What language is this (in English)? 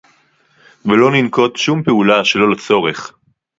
Hebrew